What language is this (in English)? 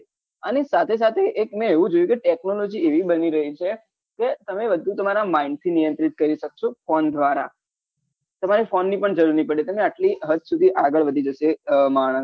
Gujarati